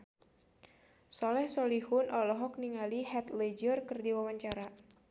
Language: Sundanese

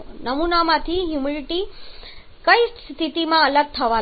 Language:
Gujarati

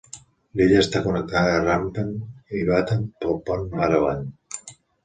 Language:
Catalan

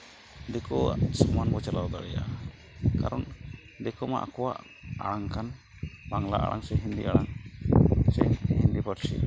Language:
Santali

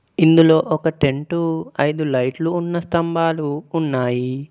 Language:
Telugu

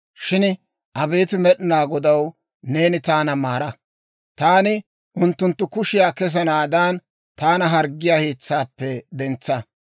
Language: Dawro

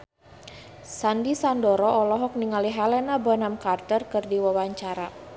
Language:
Sundanese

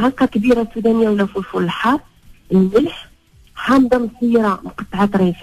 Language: Arabic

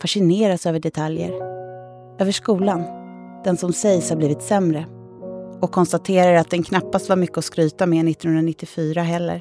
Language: Swedish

